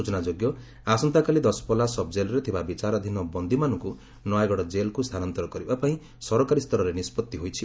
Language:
Odia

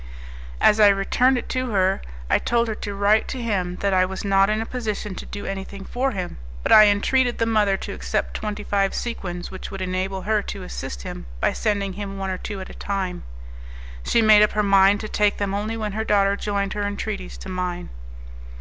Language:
English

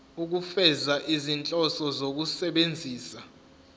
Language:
Zulu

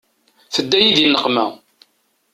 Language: Kabyle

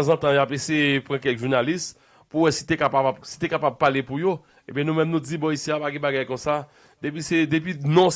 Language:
French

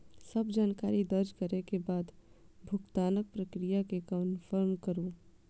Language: Maithili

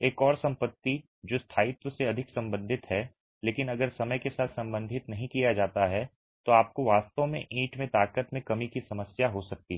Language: Hindi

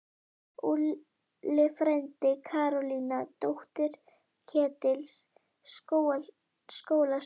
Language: Icelandic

